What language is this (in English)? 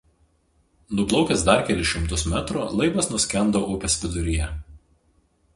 Lithuanian